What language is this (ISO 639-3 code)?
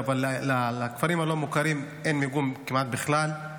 heb